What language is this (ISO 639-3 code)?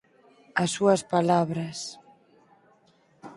glg